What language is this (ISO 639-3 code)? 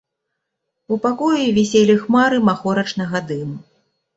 bel